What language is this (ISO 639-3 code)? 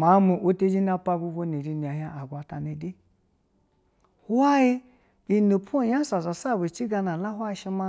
bzw